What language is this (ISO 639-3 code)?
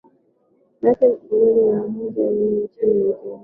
swa